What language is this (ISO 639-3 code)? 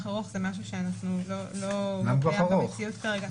heb